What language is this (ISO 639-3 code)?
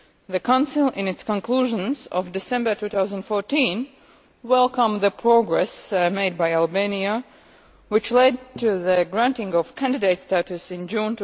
eng